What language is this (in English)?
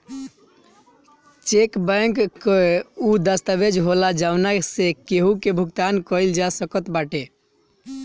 Bhojpuri